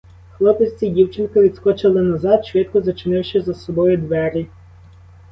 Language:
Ukrainian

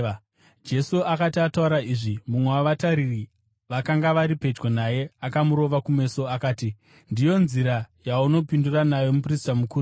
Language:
Shona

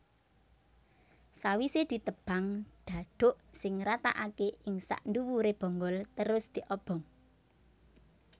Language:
Javanese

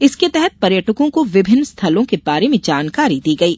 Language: Hindi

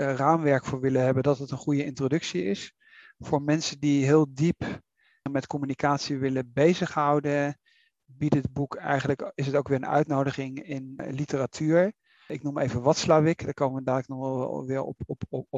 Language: Dutch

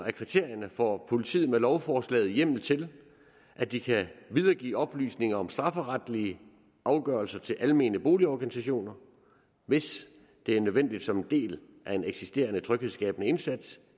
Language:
Danish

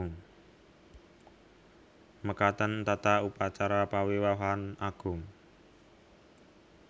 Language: Javanese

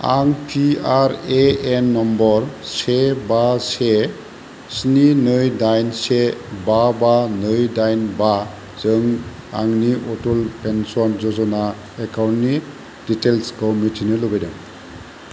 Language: Bodo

